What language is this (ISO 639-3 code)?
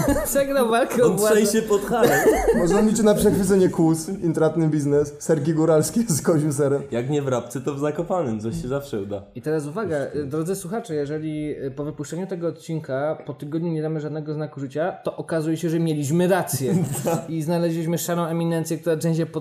pol